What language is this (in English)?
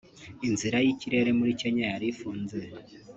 Kinyarwanda